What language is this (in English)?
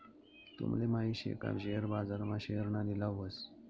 Marathi